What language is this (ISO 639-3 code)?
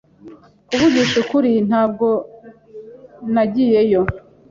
kin